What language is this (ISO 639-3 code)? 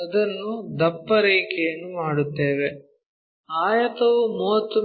kan